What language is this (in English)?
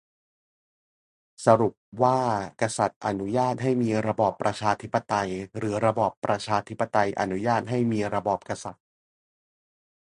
Thai